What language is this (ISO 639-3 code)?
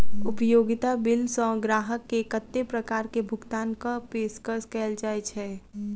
mai